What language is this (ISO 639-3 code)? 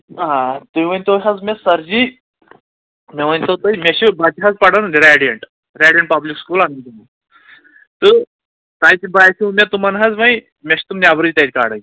kas